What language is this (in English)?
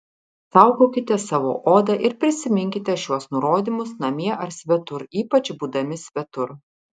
Lithuanian